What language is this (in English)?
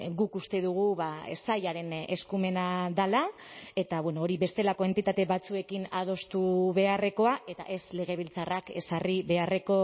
Basque